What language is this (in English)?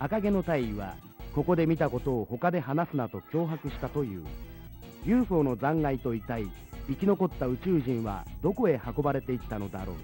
Japanese